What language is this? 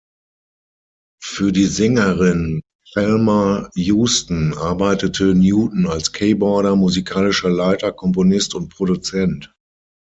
German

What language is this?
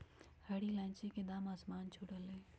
Magahi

